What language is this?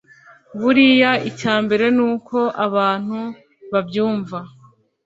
Kinyarwanda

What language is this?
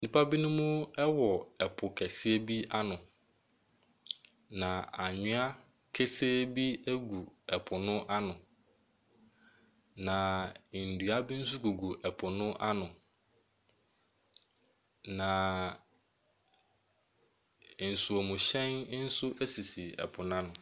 Akan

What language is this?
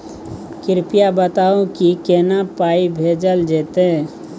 Maithili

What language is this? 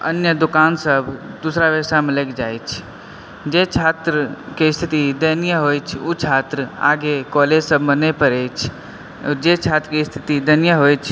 Maithili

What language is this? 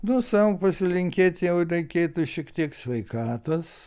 Lithuanian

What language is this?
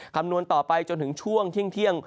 Thai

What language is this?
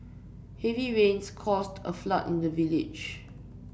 English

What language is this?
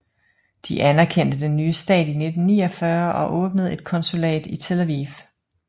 Danish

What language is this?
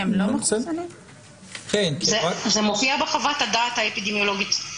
Hebrew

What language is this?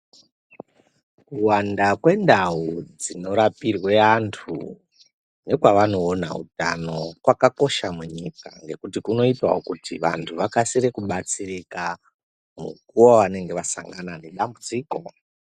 Ndau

